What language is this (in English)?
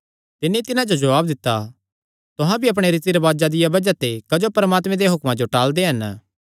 Kangri